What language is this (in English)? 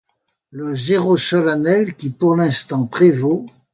French